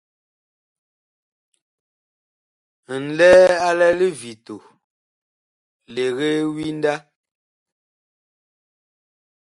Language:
Bakoko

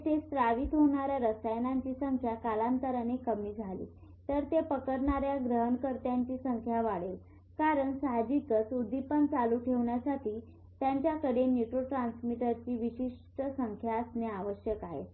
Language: Marathi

